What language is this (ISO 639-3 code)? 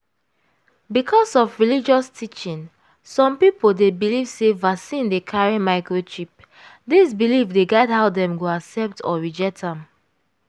pcm